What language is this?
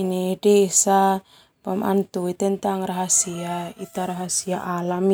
Termanu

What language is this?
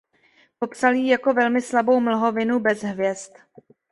Czech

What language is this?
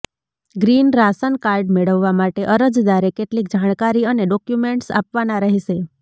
Gujarati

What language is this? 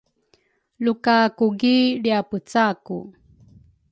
Rukai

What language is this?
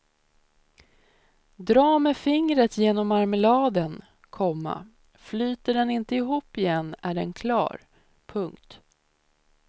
Swedish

